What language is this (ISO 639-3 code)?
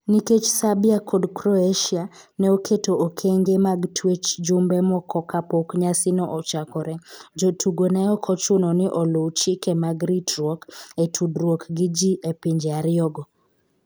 luo